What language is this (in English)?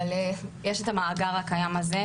Hebrew